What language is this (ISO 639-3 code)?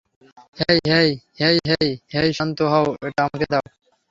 ben